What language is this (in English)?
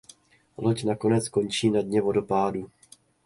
Czech